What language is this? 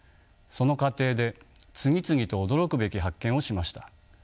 Japanese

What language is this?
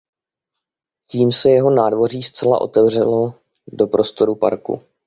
Czech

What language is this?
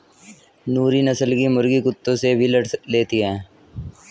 Hindi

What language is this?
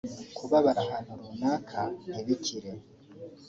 Kinyarwanda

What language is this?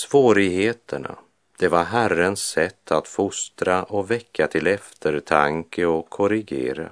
Swedish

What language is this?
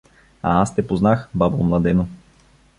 Bulgarian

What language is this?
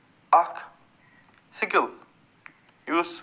Kashmiri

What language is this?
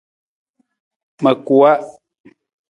Nawdm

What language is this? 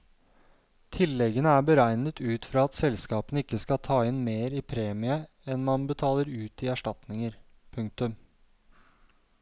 Norwegian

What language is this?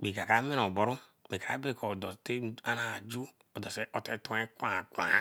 Eleme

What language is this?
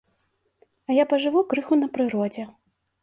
Belarusian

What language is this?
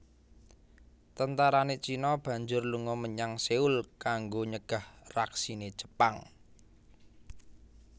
Javanese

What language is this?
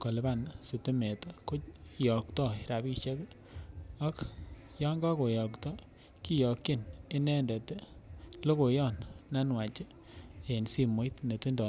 Kalenjin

